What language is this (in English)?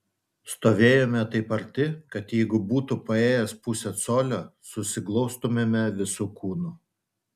Lithuanian